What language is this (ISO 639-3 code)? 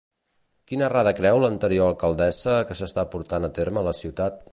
cat